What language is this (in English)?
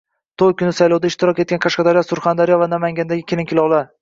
Uzbek